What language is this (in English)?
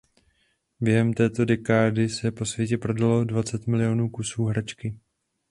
Czech